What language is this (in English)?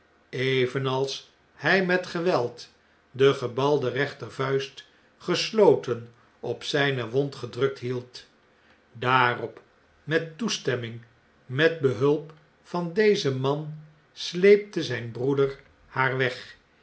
Dutch